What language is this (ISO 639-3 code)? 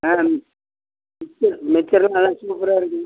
tam